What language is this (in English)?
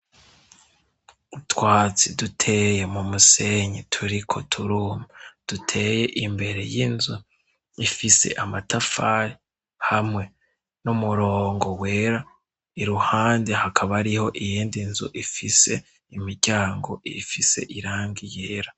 Rundi